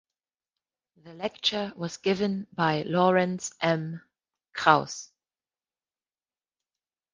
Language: English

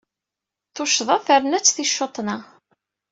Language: Kabyle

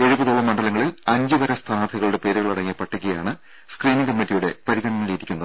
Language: Malayalam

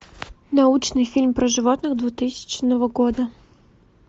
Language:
Russian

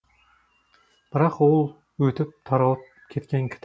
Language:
Kazakh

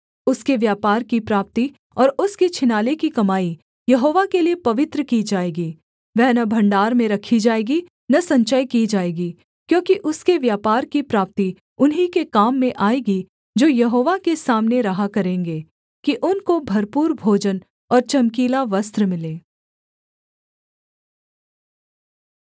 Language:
Hindi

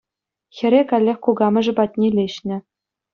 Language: Chuvash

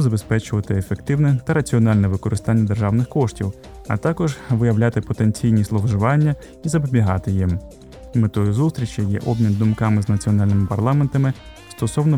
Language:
Ukrainian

